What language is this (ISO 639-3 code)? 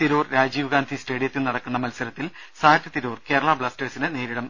mal